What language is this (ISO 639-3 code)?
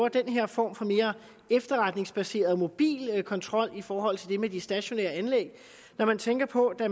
dan